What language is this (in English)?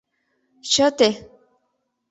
Mari